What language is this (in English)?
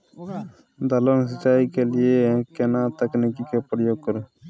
Maithili